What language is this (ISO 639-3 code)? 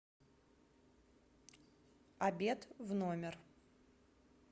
rus